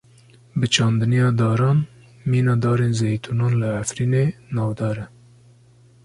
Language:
Kurdish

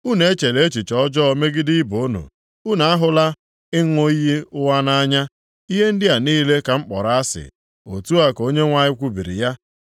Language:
Igbo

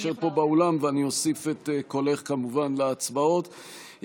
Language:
Hebrew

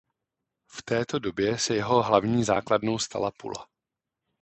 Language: Czech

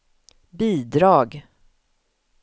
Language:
Swedish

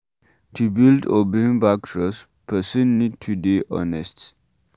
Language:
Nigerian Pidgin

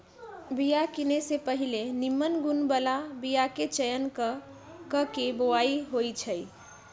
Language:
Magahi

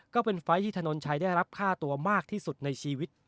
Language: Thai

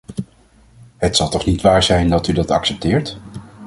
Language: Dutch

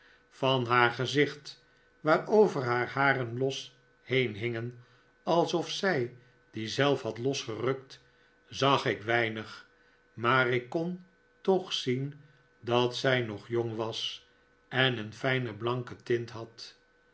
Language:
Dutch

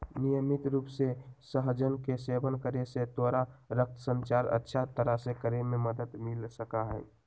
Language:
Magahi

